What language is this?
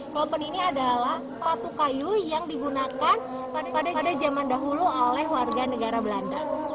Indonesian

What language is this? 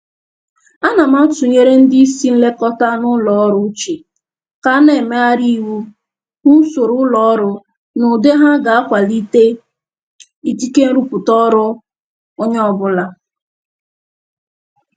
Igbo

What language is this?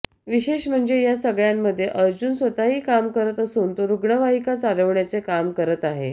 Marathi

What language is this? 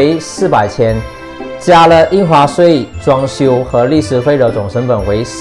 Chinese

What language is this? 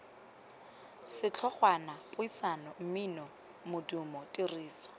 Tswana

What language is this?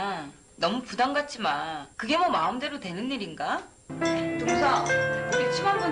Korean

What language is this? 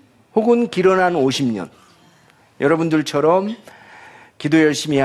Korean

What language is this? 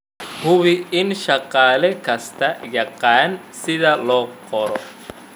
Somali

